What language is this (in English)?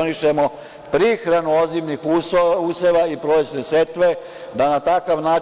Serbian